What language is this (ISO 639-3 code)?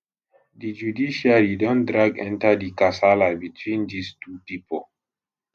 pcm